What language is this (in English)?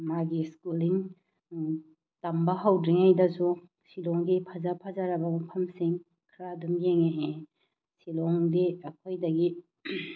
Manipuri